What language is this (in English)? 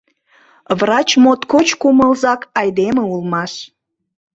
Mari